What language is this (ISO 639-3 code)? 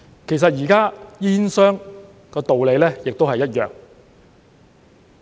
yue